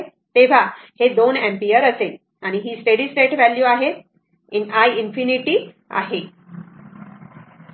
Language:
Marathi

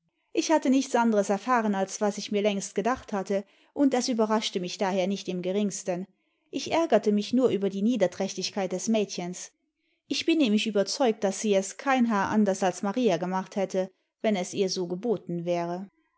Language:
German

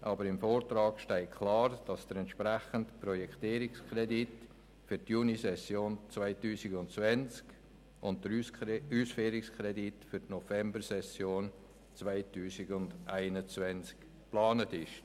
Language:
Swiss German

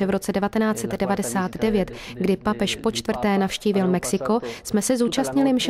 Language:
Czech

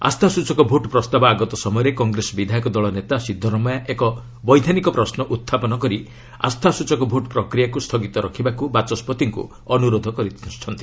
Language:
Odia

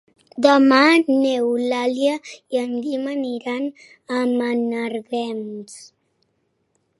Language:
Catalan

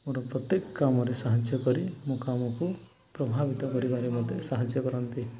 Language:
Odia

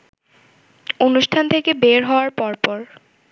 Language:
Bangla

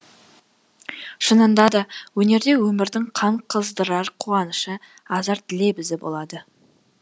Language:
Kazakh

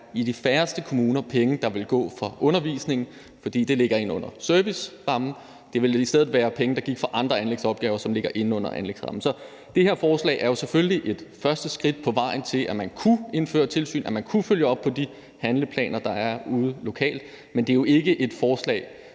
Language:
Danish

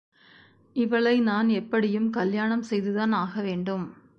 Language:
Tamil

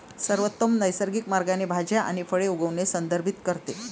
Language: Marathi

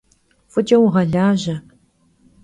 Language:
Kabardian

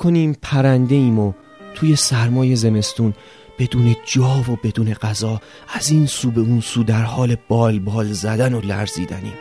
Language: Persian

